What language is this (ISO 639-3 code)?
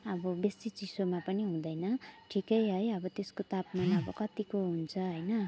nep